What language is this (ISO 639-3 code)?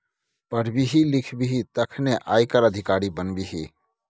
mai